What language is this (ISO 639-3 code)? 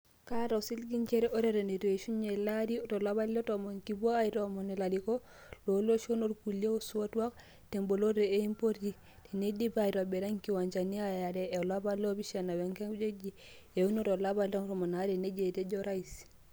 mas